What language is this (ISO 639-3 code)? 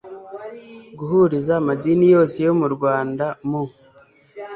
kin